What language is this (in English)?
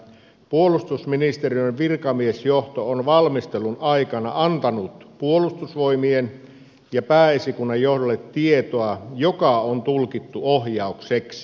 Finnish